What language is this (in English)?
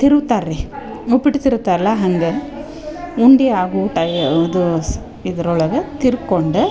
Kannada